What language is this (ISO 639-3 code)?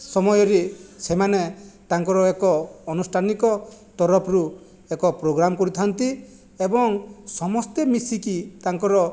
ori